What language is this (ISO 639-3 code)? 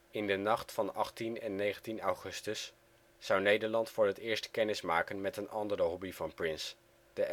nld